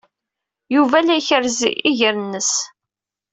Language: Kabyle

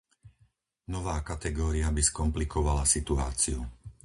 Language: Slovak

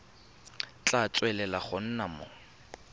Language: Tswana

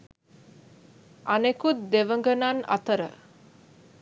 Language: Sinhala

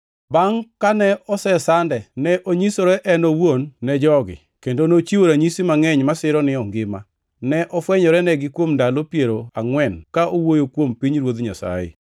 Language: Luo (Kenya and Tanzania)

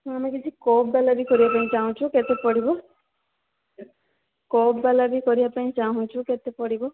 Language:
Odia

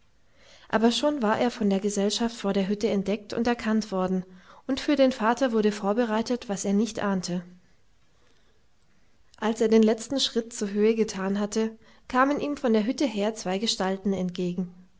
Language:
German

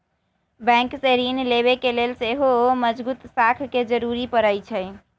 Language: Magahi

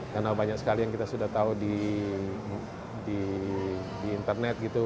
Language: Indonesian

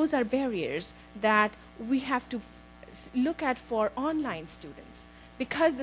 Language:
English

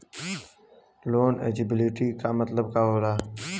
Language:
Bhojpuri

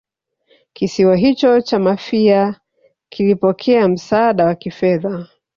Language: Swahili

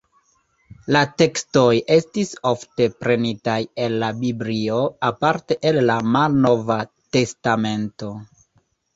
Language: Esperanto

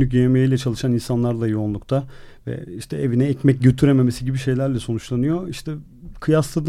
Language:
Turkish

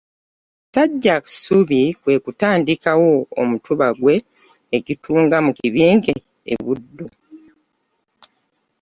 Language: Ganda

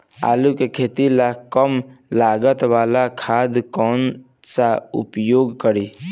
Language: Bhojpuri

